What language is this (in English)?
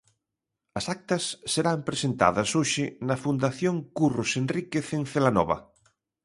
Galician